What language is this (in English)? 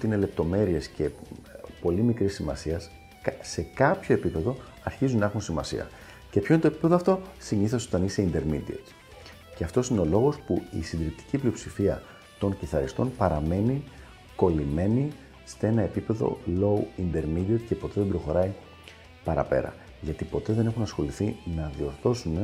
Greek